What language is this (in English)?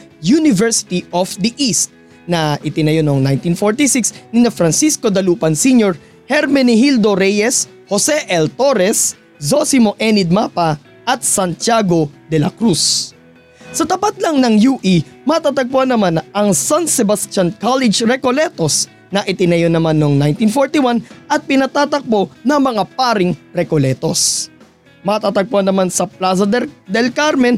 Filipino